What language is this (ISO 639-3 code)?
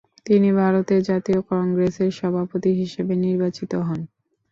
ben